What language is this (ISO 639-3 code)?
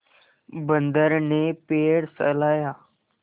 hin